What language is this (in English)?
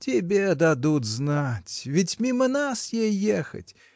Russian